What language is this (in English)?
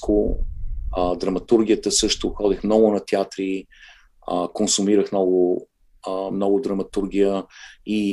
Bulgarian